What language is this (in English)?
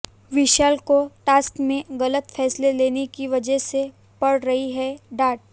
Hindi